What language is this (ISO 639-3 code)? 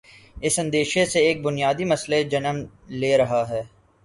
urd